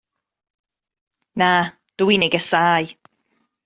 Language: Welsh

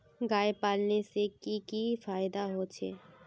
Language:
Magahi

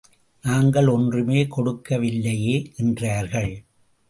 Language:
Tamil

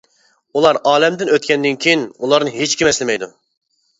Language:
Uyghur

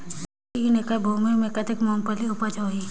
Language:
Chhattisgarhi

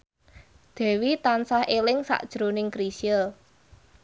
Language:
Javanese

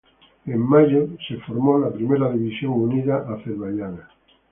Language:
Spanish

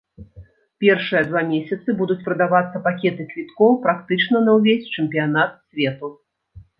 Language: Belarusian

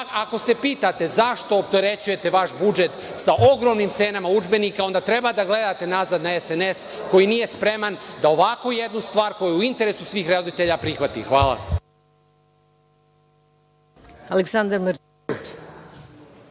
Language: Serbian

